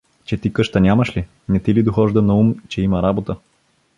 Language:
Bulgarian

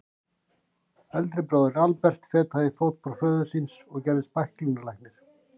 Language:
Icelandic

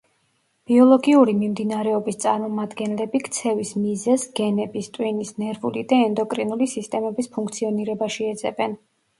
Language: Georgian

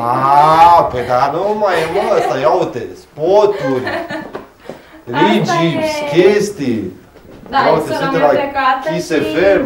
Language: Romanian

